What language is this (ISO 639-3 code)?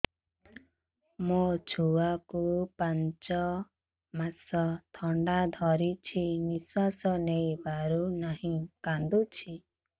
ori